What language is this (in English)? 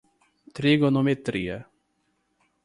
Portuguese